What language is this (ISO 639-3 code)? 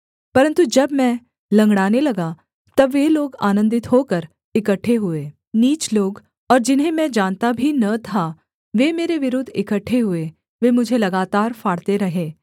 hin